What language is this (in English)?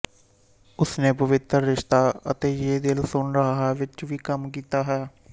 Punjabi